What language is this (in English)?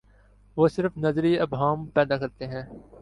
Urdu